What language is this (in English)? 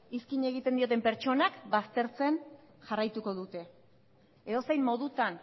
Basque